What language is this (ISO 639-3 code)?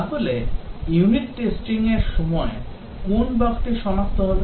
ben